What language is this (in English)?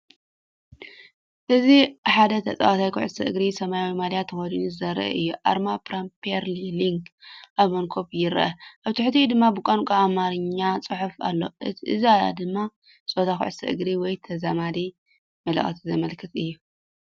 Tigrinya